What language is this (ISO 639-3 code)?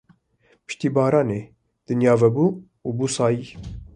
kur